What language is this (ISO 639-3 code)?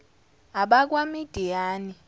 zul